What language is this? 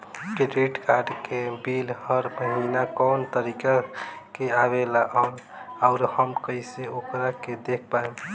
Bhojpuri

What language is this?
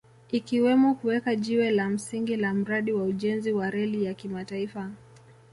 Swahili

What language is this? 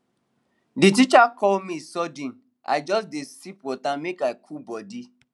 Nigerian Pidgin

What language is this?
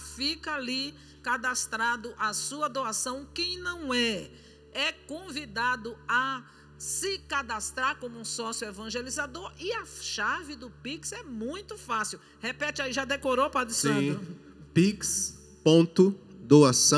Portuguese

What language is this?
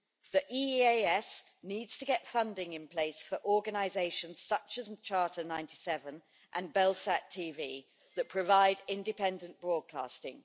English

